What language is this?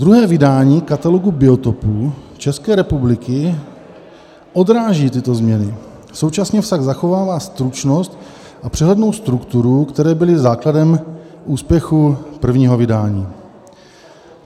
Czech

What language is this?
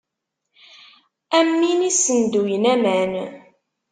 Kabyle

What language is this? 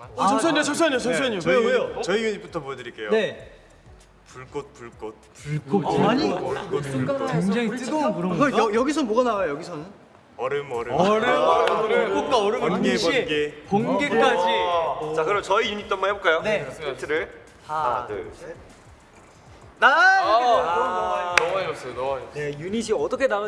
Korean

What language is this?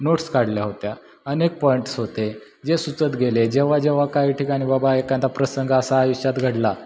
Marathi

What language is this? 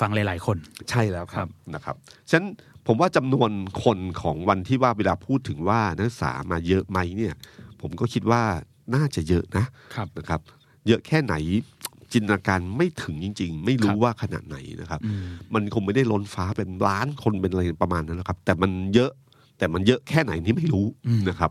Thai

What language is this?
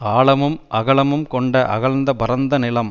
Tamil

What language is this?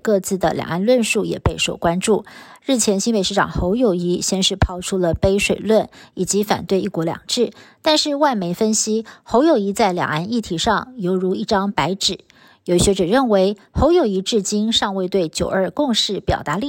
Chinese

